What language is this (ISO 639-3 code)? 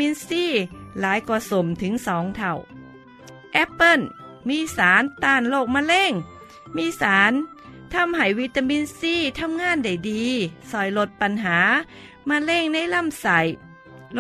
tha